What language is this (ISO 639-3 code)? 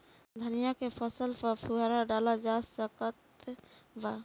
bho